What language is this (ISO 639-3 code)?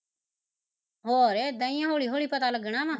pan